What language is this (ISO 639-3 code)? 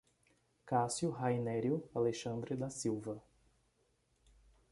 por